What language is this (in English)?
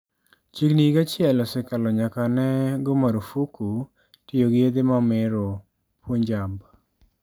Luo (Kenya and Tanzania)